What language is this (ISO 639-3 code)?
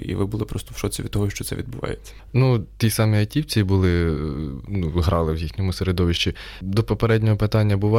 ukr